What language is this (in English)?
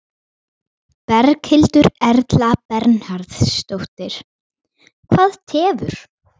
Icelandic